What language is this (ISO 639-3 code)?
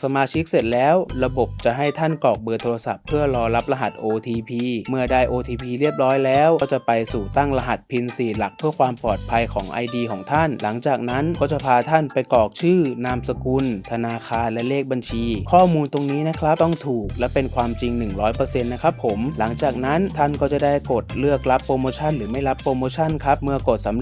tha